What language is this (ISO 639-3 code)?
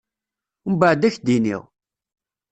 kab